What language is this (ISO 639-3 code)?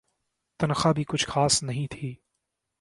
urd